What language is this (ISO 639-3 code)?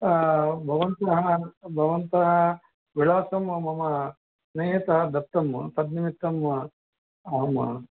san